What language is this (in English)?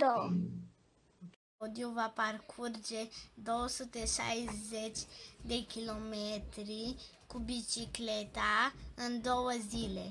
Romanian